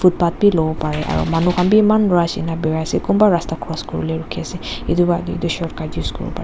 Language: Naga Pidgin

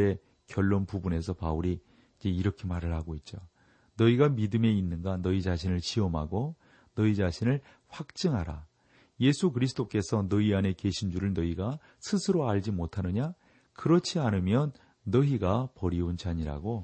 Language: Korean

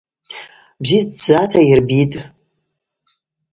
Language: Abaza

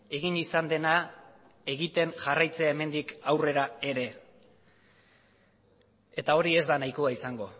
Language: Basque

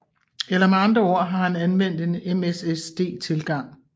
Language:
Danish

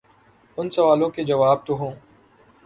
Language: Urdu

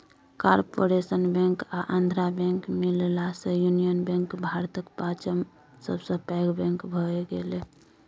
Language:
Maithili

